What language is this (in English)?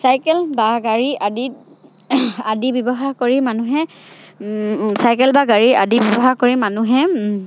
Assamese